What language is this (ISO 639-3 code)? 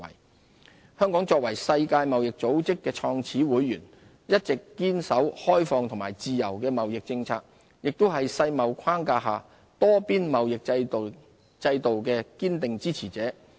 yue